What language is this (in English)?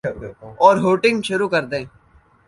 Urdu